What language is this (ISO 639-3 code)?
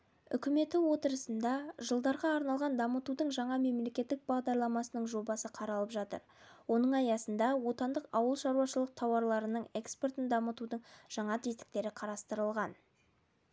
kaz